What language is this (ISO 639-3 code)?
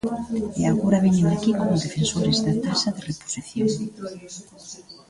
glg